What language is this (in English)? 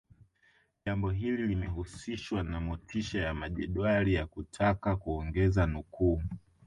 Swahili